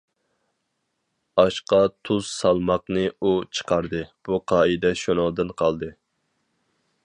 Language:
Uyghur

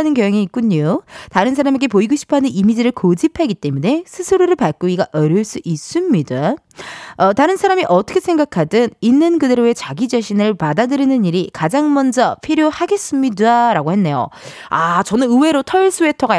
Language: Korean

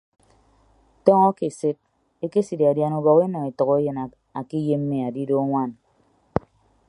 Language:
Ibibio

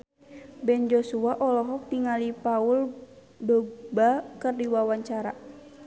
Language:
Sundanese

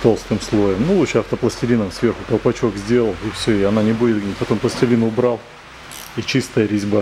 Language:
Russian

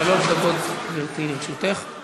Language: Hebrew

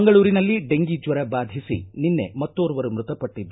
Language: Kannada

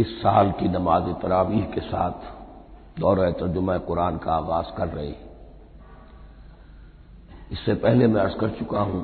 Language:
Hindi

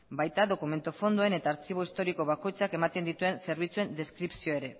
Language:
Basque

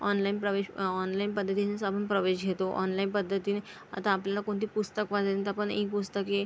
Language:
Marathi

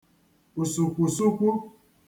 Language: Igbo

